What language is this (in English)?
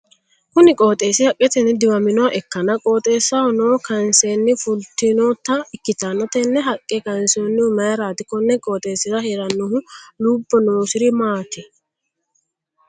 Sidamo